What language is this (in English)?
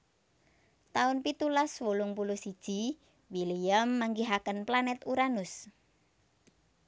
Javanese